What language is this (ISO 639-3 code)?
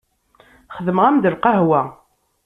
kab